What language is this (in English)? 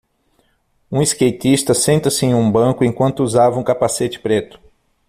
Portuguese